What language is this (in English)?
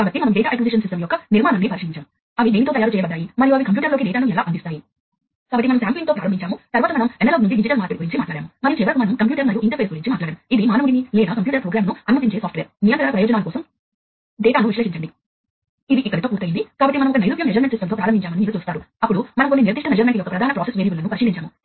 Telugu